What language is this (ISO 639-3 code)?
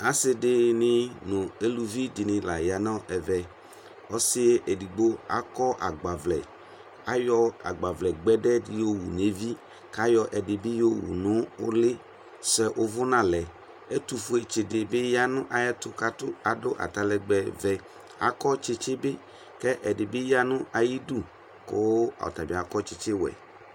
kpo